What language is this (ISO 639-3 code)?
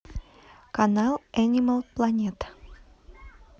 rus